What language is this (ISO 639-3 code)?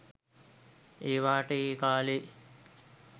sin